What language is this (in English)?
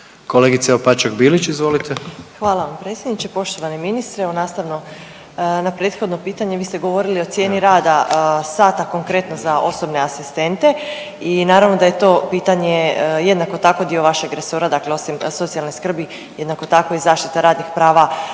Croatian